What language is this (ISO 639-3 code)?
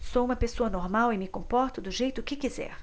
por